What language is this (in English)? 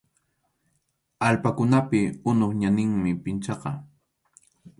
Arequipa-La Unión Quechua